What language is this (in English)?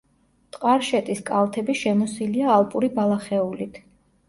Georgian